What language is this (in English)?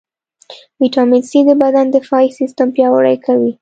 Pashto